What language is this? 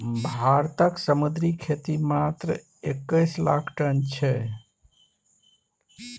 Maithili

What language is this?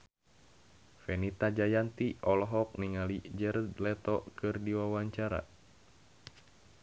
Sundanese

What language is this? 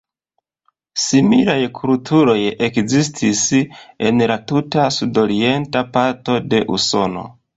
Esperanto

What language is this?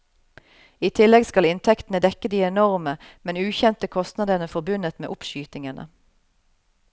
Norwegian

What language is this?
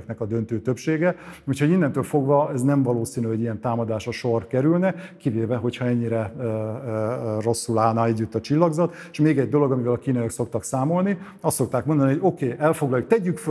Hungarian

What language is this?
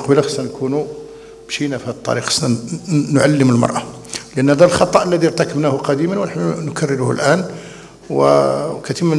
Arabic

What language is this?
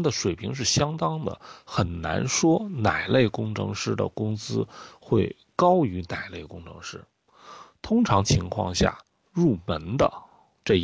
Chinese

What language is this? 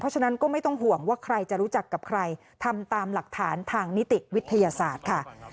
Thai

